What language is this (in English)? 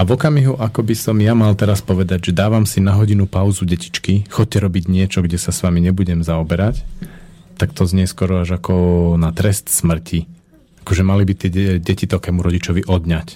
Slovak